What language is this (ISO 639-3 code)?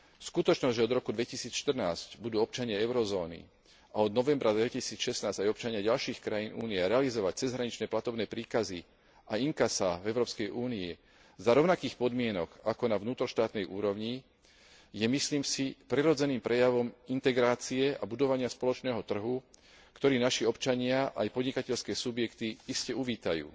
slk